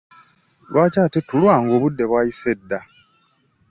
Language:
Ganda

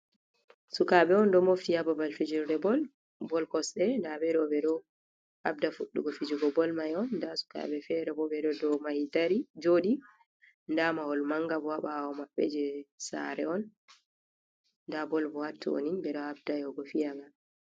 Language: Fula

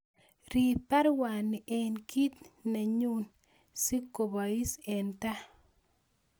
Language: Kalenjin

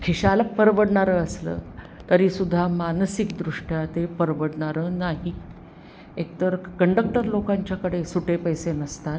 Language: Marathi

